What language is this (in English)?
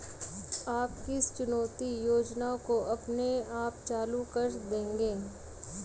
Hindi